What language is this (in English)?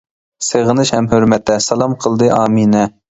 Uyghur